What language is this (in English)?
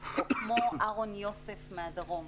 Hebrew